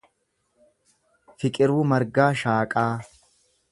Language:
Oromo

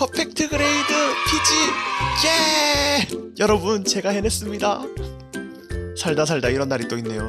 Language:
Korean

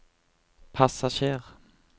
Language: Norwegian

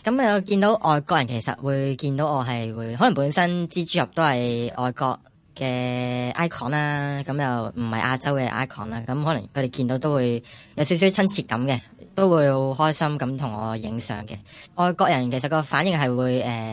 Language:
Chinese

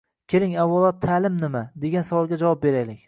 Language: Uzbek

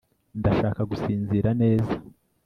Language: Kinyarwanda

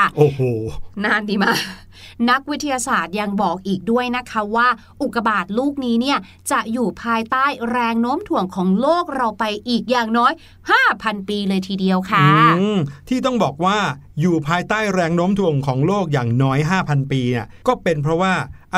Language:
Thai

